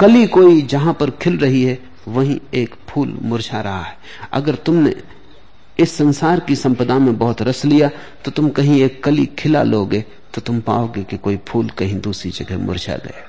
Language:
Hindi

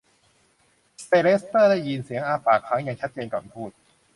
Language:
Thai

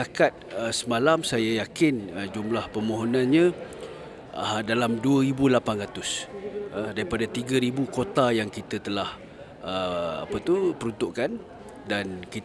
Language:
Malay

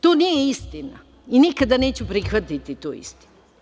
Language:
Serbian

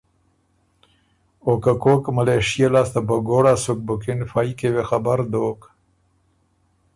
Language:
Ormuri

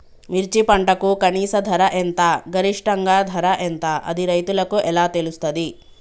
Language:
Telugu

